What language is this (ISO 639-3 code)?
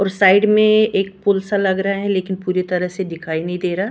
hin